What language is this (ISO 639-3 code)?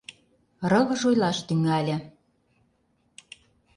chm